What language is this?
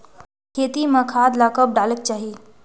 Chhattisgarhi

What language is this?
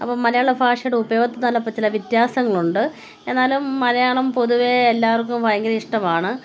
Malayalam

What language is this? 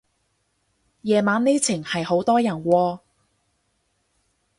Cantonese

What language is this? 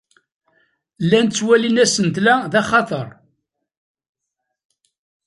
Kabyle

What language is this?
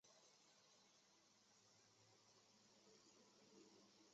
Chinese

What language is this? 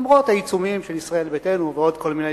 Hebrew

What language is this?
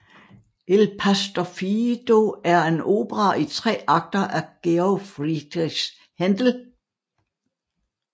Danish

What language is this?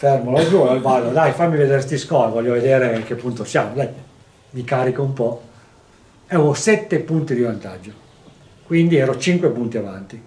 Italian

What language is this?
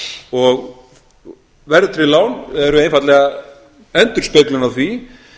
Icelandic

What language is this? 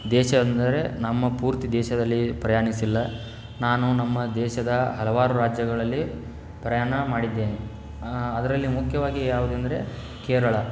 Kannada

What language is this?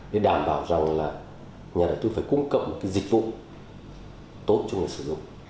Vietnamese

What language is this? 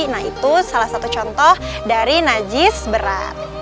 Indonesian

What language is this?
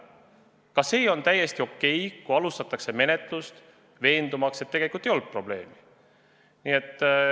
Estonian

